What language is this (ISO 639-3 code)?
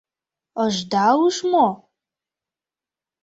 chm